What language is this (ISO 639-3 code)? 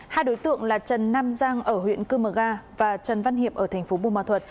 vie